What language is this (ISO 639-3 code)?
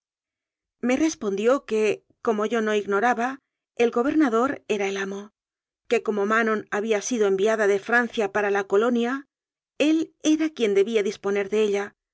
spa